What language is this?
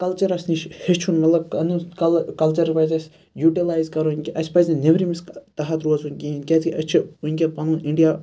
Kashmiri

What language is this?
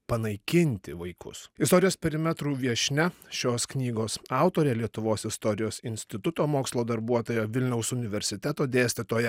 Lithuanian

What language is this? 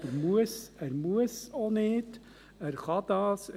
Swiss German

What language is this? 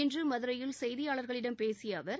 Tamil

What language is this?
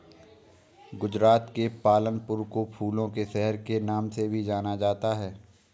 Hindi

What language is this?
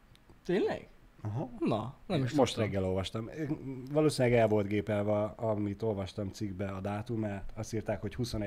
Hungarian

